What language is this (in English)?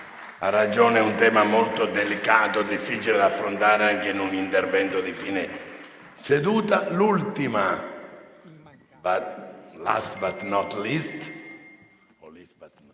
Italian